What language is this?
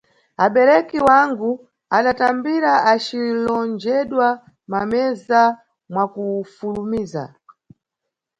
Nyungwe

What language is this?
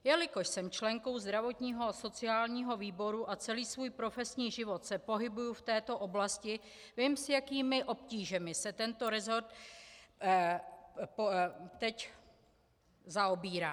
Czech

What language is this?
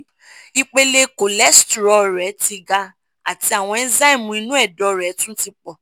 Yoruba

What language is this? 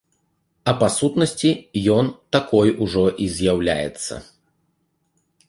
Belarusian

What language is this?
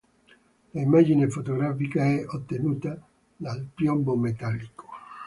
Italian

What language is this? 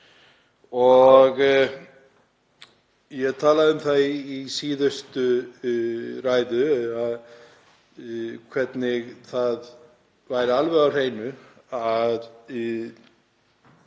Icelandic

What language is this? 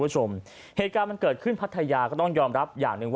Thai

